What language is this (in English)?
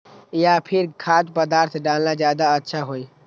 Magahi